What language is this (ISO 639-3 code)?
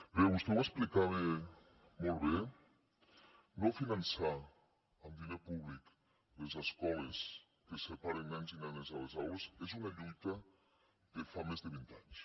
cat